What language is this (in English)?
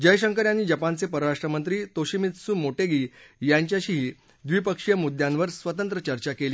Marathi